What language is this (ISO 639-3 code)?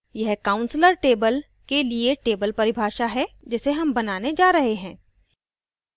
hin